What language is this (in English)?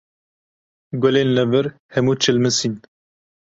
Kurdish